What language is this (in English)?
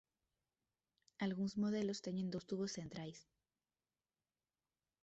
Galician